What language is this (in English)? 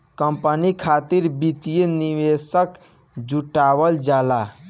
Bhojpuri